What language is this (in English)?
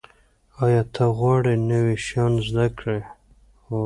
Pashto